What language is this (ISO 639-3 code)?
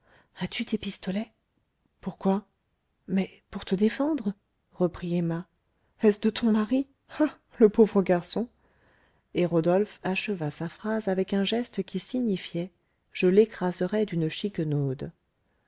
fra